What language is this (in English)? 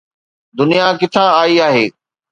Sindhi